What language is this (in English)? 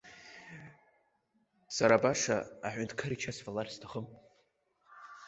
Abkhazian